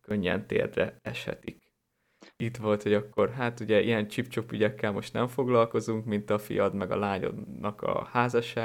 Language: Hungarian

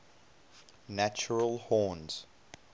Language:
English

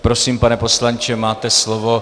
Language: Czech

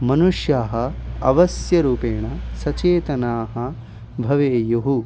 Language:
Sanskrit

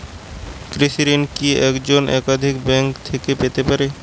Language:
Bangla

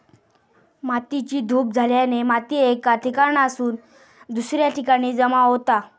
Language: Marathi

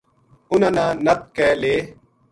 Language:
Gujari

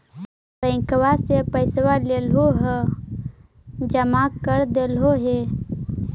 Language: Magahi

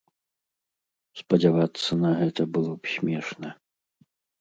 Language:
Belarusian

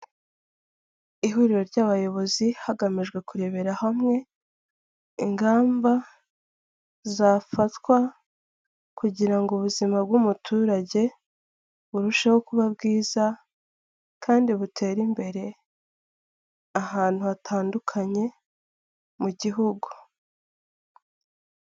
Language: Kinyarwanda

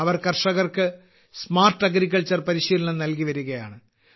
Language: Malayalam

